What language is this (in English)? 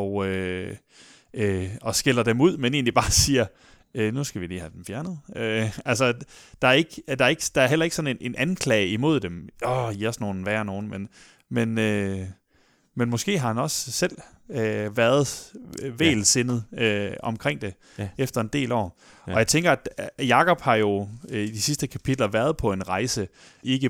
Danish